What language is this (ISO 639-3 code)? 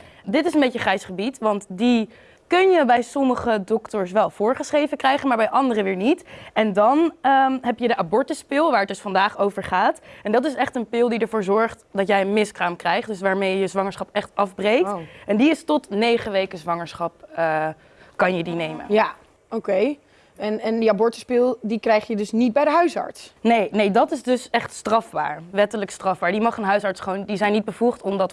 nld